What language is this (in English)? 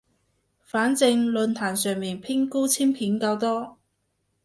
Cantonese